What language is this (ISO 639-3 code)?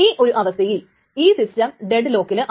mal